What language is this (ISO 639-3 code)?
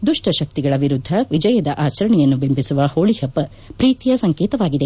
kan